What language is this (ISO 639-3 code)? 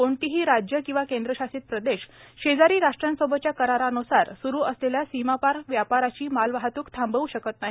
mar